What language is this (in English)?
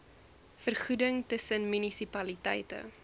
Afrikaans